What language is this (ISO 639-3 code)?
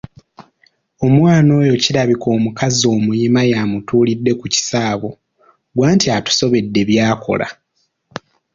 lug